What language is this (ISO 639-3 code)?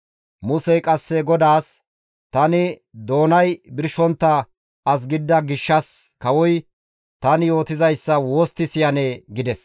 gmv